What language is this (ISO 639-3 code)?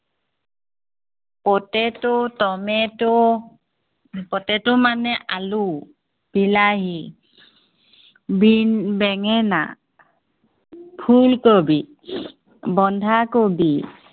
asm